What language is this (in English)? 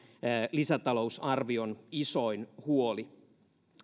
Finnish